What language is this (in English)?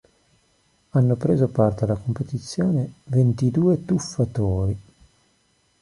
Italian